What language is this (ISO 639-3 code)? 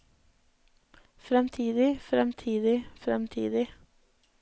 nor